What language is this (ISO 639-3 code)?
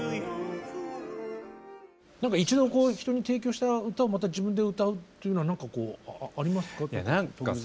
jpn